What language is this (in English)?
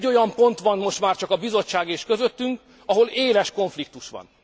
Hungarian